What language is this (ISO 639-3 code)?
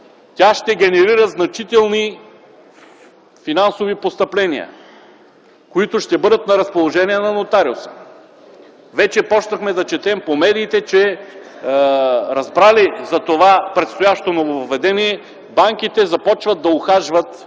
bul